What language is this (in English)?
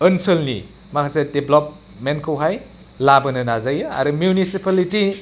Bodo